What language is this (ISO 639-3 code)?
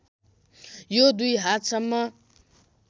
nep